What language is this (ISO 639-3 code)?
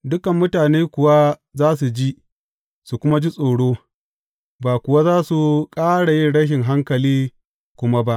hau